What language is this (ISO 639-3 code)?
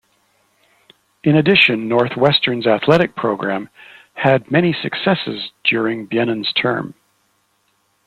eng